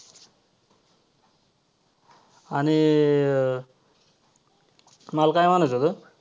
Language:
Marathi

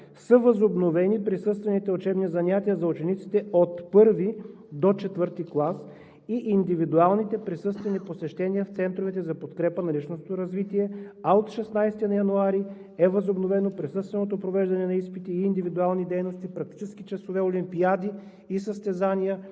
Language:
Bulgarian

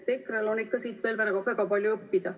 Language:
Estonian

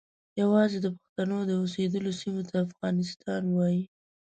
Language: Pashto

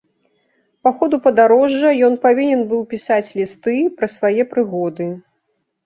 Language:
Belarusian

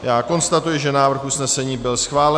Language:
Czech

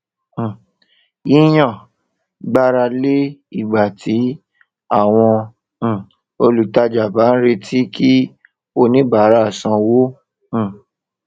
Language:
Yoruba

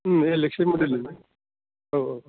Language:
Bodo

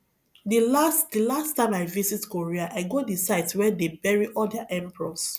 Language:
Nigerian Pidgin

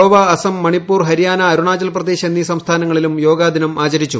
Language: Malayalam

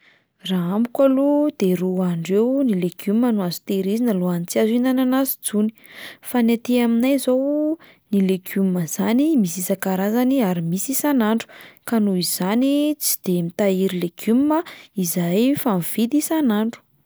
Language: Malagasy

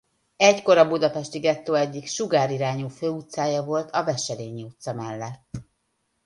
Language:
Hungarian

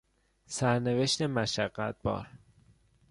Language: Persian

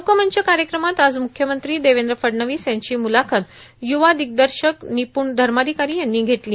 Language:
Marathi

